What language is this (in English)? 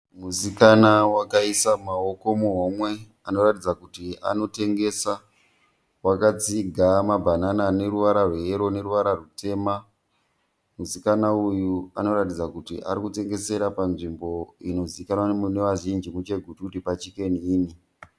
Shona